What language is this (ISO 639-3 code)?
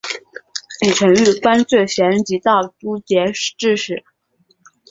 zho